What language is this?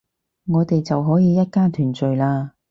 Cantonese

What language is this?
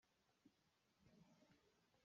Hakha Chin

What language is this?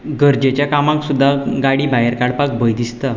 Konkani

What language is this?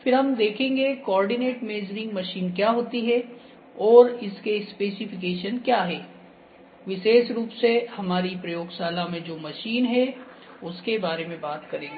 Hindi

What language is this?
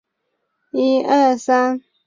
Chinese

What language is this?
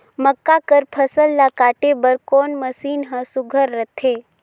Chhattisgarhi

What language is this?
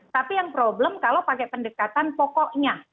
Indonesian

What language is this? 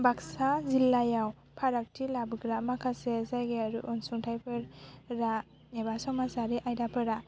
Bodo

